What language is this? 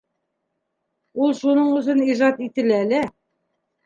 Bashkir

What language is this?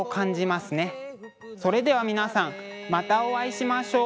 Japanese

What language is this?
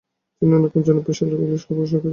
Bangla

